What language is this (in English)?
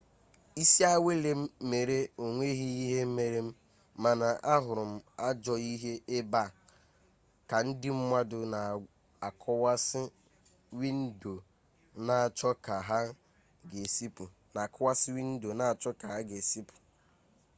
Igbo